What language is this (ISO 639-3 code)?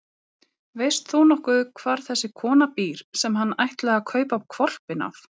isl